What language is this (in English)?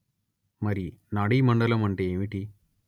Telugu